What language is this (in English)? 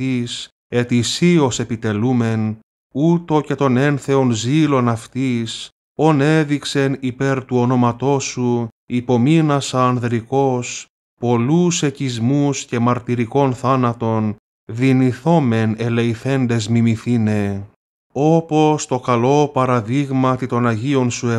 Greek